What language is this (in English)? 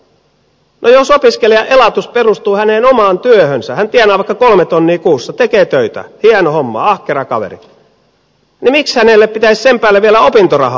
Finnish